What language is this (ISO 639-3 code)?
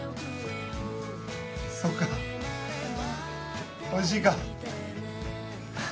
jpn